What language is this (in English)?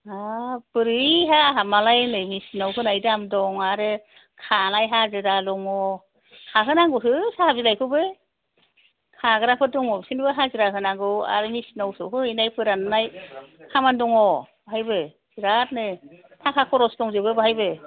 Bodo